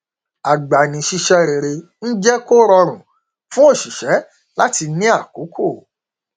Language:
Yoruba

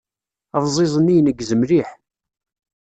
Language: Kabyle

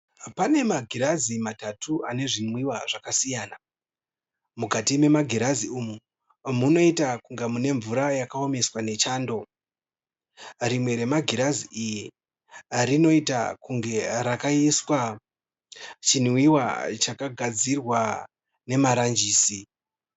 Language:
Shona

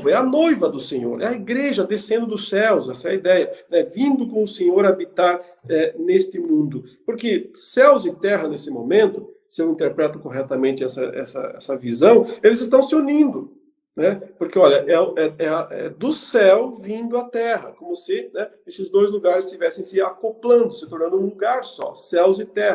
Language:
Portuguese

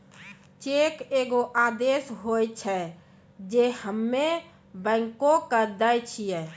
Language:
Maithili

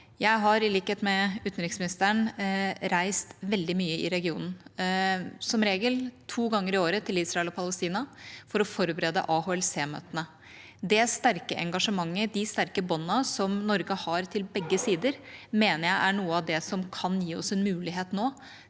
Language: Norwegian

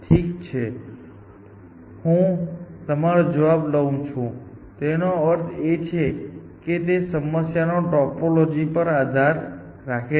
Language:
Gujarati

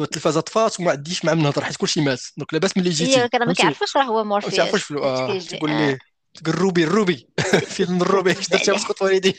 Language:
Arabic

